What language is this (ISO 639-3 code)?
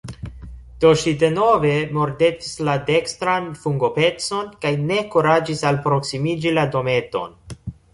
epo